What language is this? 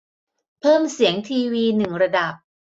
Thai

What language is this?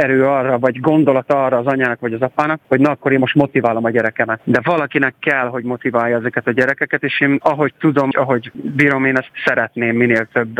Hungarian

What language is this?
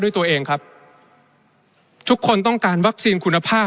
Thai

